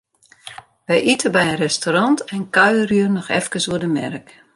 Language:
Western Frisian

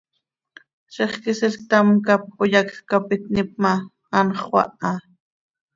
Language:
Seri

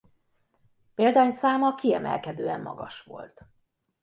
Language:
Hungarian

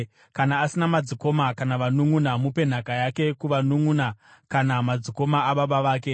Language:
Shona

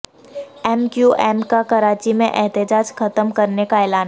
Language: Urdu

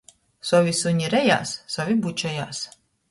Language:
Latgalian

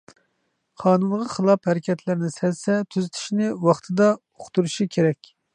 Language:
Uyghur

